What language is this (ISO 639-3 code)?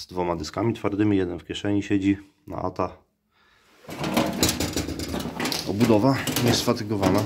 pol